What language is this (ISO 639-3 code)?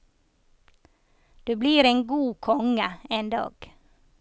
nor